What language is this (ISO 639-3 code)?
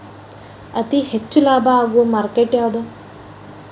kan